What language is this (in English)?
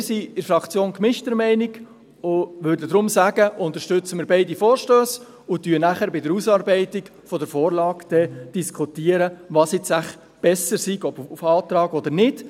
Swiss German